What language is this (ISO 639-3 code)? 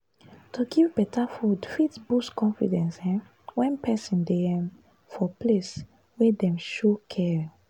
pcm